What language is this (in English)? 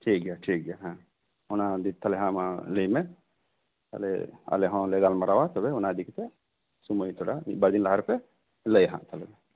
Santali